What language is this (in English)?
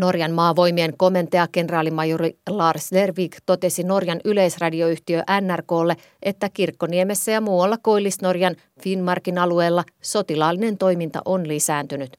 Finnish